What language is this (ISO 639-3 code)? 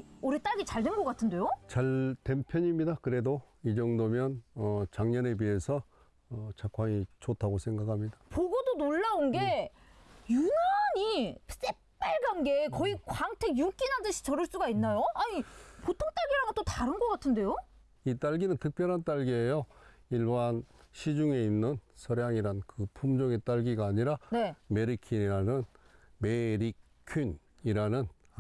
kor